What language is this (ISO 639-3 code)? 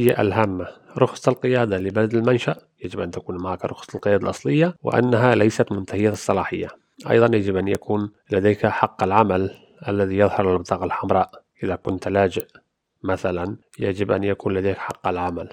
ara